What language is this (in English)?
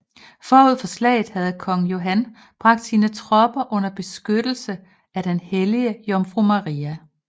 Danish